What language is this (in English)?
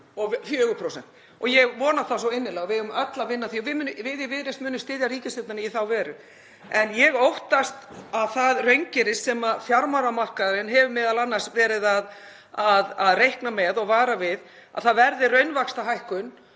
Icelandic